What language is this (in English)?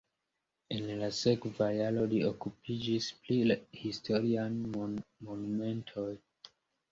Esperanto